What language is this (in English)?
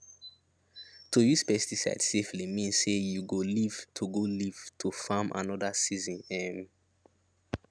Nigerian Pidgin